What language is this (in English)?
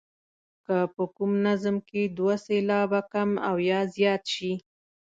Pashto